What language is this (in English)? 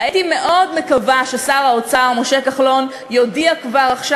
Hebrew